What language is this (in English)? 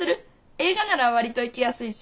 Japanese